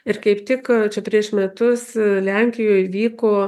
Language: Lithuanian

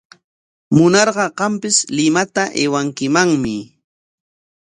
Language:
Corongo Ancash Quechua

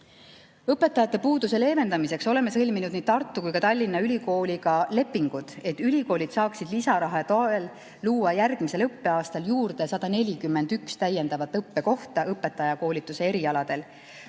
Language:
Estonian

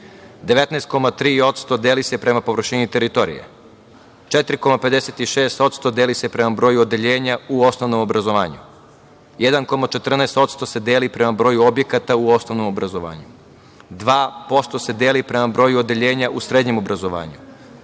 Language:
Serbian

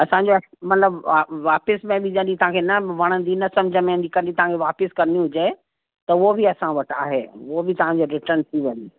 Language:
Sindhi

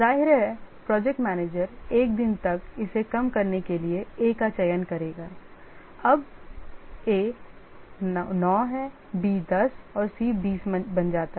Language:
Hindi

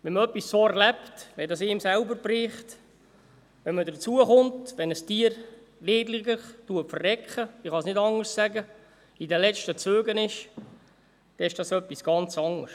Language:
Swiss German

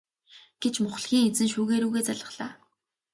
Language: Mongolian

